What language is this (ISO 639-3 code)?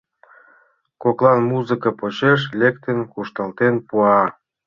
chm